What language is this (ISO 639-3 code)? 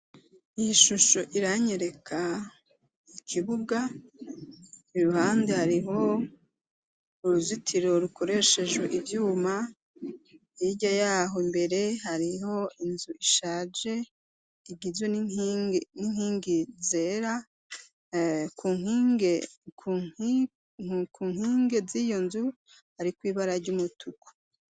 run